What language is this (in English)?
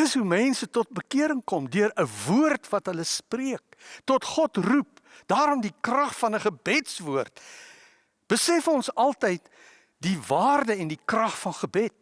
Dutch